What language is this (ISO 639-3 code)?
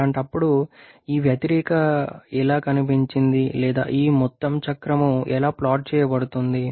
tel